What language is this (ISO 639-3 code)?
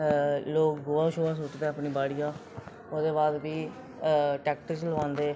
doi